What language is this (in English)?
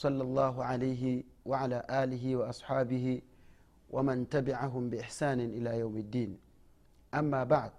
Swahili